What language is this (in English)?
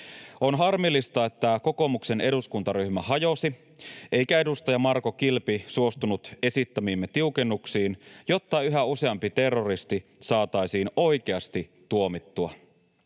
Finnish